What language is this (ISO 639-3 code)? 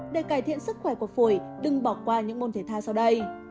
vie